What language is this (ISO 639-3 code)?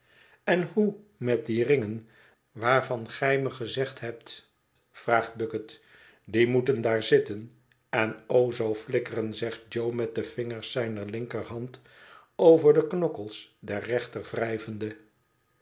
nld